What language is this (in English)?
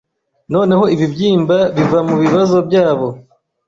Kinyarwanda